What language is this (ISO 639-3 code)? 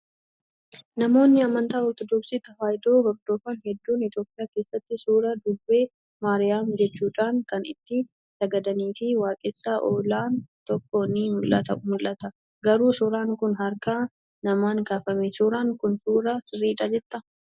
orm